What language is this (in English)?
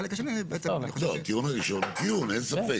Hebrew